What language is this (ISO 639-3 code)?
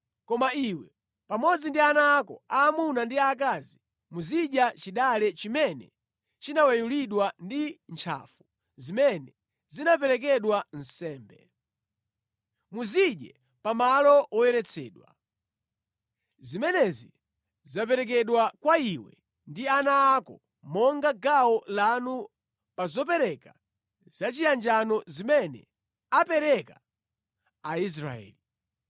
nya